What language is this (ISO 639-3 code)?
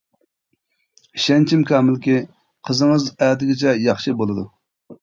uig